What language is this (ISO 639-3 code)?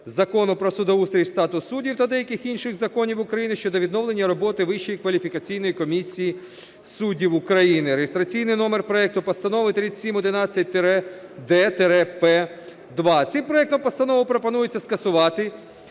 ukr